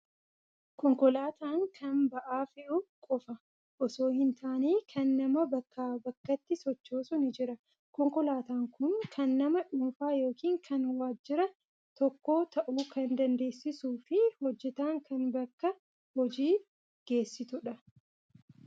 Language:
Oromo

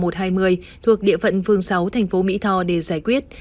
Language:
Vietnamese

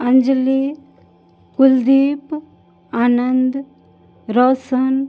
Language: Maithili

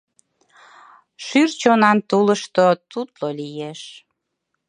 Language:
Mari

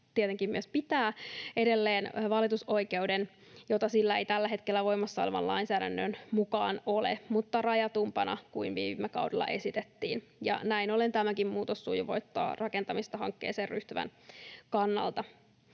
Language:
Finnish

